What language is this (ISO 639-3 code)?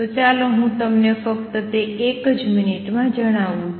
guj